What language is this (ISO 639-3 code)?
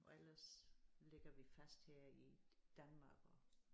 dan